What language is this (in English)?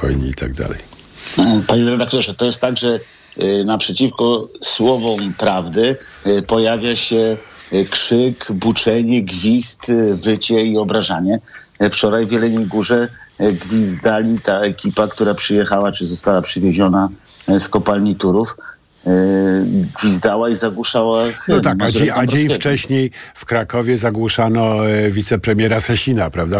Polish